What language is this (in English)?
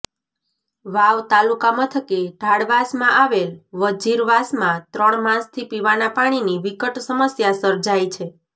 Gujarati